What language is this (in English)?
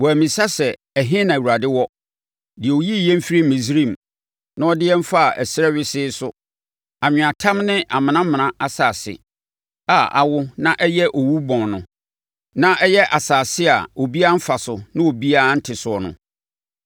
Akan